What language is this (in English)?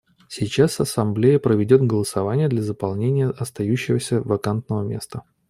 Russian